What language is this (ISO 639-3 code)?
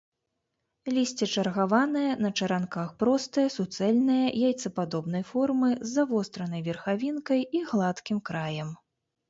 bel